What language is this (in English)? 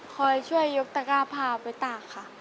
Thai